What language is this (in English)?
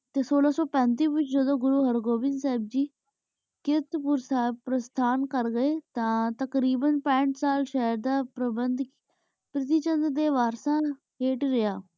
Punjabi